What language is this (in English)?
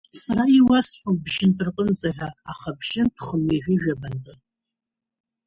Abkhazian